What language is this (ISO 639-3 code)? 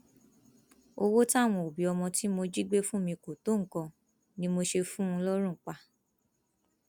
yor